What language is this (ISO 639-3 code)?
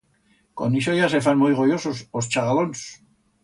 arg